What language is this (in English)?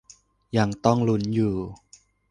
Thai